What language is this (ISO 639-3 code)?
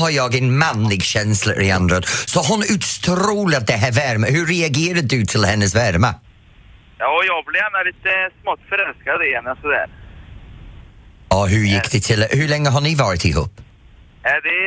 swe